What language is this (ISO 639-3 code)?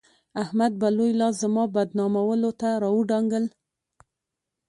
pus